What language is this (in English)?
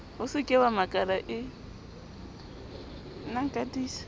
Southern Sotho